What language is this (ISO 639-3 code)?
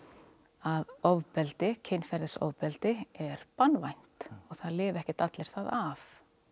isl